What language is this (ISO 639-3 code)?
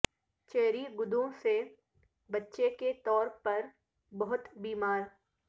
urd